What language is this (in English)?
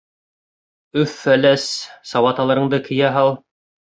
Bashkir